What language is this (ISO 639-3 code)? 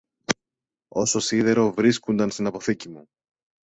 ell